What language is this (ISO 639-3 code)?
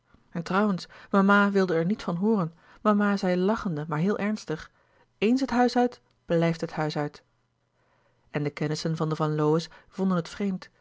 nld